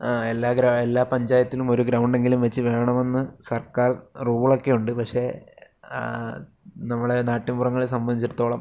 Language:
Malayalam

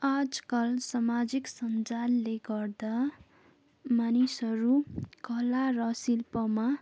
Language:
Nepali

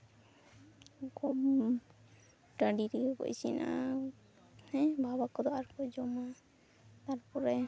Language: Santali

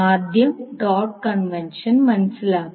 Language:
Malayalam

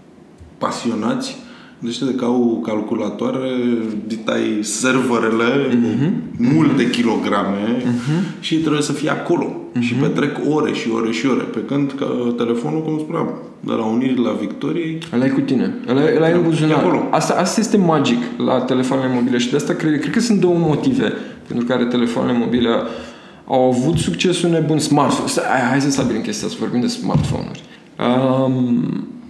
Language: Romanian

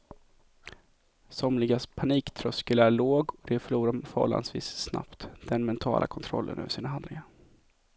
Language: Swedish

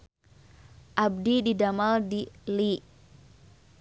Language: Sundanese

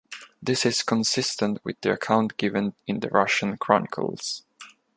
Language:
English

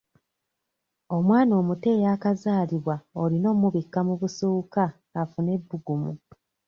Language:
Ganda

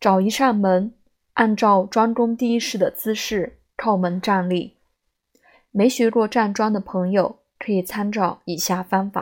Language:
Chinese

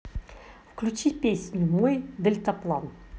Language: Russian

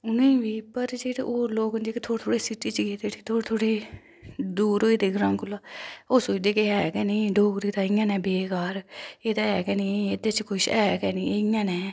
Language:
Dogri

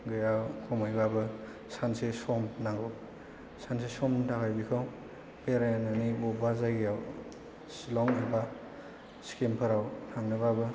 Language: Bodo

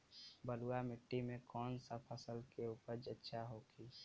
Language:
Bhojpuri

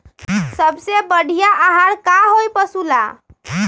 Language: Magahi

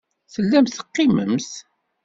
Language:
Kabyle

